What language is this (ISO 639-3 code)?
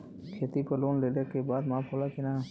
bho